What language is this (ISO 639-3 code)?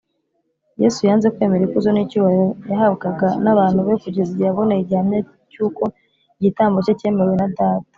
kin